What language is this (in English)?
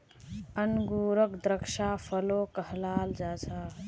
Magahi